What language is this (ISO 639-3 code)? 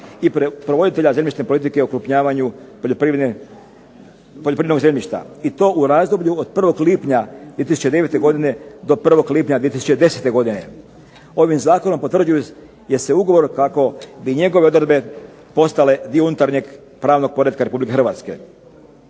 hrv